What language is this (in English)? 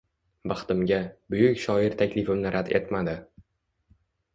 Uzbek